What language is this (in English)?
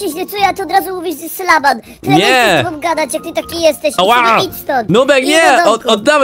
Polish